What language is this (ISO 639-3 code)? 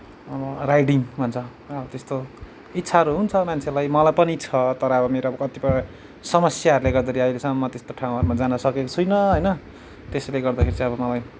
nep